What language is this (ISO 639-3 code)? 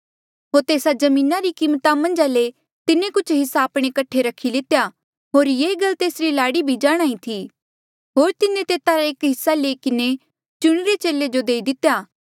mjl